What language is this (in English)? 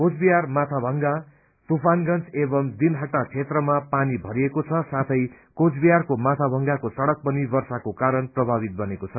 Nepali